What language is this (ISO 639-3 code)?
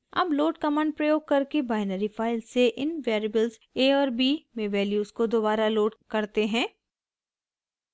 hin